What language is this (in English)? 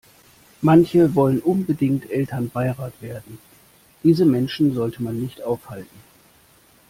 German